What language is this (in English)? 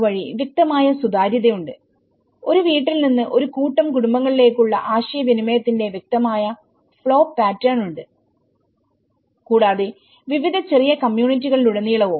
Malayalam